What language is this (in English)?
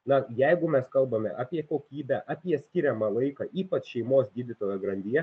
Lithuanian